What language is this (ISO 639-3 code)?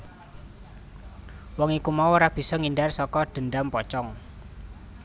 jav